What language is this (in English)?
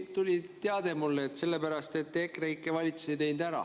Estonian